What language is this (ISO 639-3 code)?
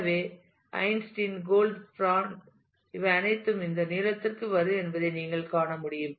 tam